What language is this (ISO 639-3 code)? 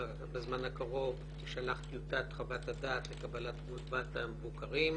heb